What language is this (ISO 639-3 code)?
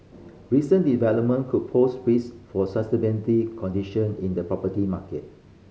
eng